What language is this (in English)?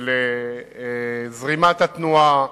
Hebrew